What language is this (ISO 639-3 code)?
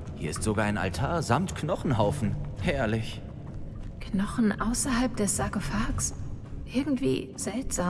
deu